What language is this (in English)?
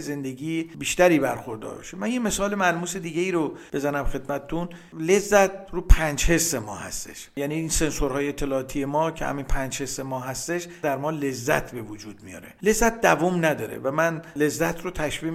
Persian